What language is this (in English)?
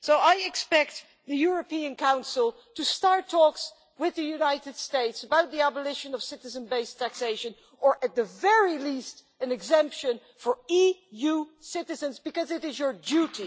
English